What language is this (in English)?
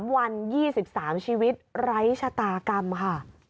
Thai